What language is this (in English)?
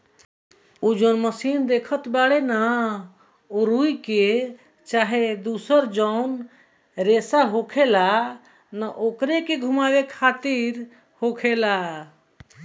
Bhojpuri